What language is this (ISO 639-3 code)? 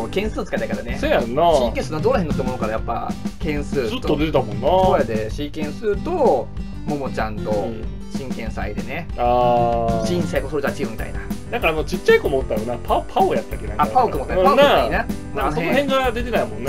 jpn